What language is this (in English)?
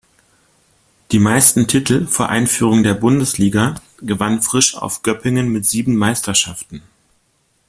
German